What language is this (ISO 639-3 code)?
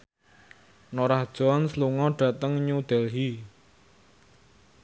jav